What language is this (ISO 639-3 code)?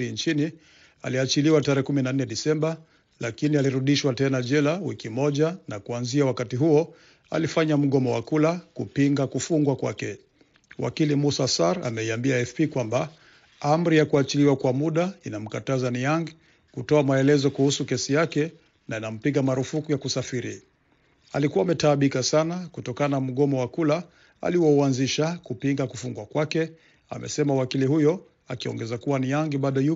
swa